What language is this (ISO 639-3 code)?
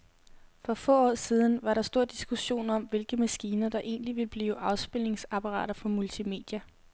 dan